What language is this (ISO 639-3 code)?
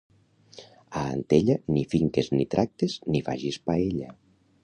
cat